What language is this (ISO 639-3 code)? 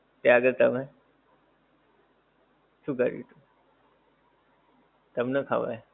guj